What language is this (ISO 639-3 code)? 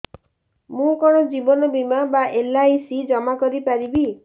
ori